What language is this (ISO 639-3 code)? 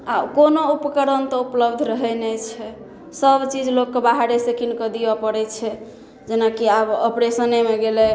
mai